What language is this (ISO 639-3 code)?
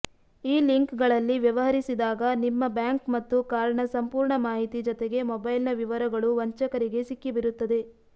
kan